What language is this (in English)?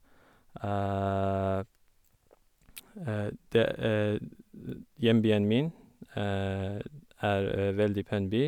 Norwegian